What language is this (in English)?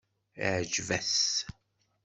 Kabyle